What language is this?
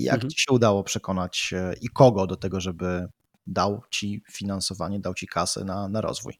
Polish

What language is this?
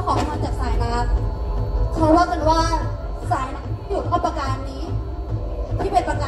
Thai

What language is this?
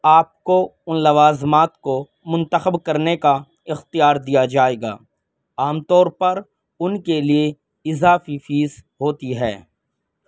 Urdu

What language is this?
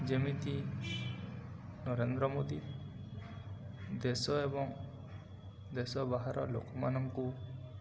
Odia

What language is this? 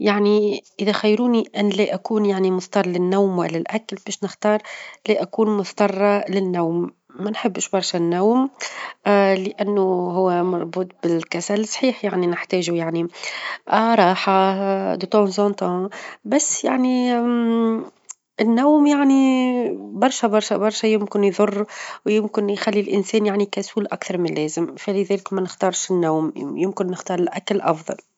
Tunisian Arabic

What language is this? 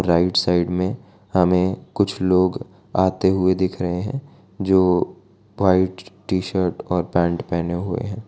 Hindi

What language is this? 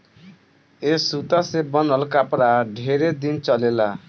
Bhojpuri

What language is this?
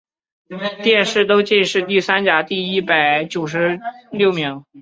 Chinese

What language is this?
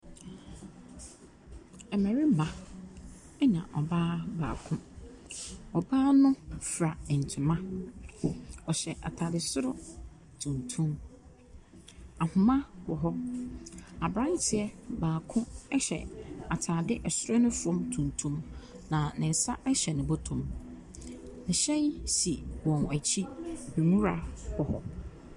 Akan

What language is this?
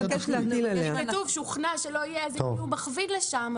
Hebrew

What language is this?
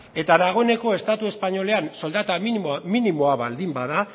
Basque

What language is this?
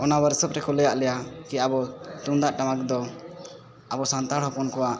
Santali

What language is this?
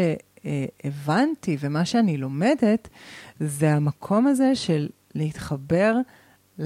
Hebrew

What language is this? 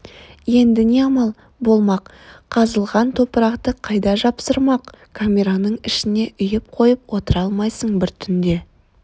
Kazakh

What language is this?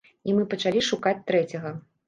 Belarusian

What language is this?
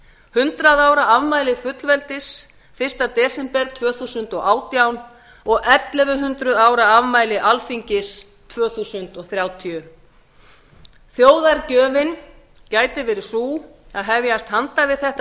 Icelandic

